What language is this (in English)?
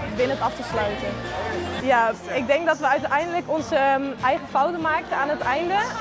Dutch